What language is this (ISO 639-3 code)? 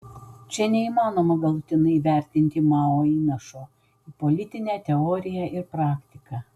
lit